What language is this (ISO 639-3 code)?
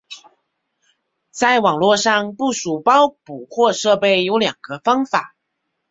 zho